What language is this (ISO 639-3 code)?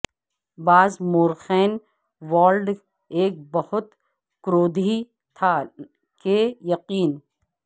urd